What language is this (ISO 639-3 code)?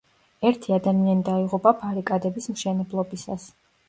kat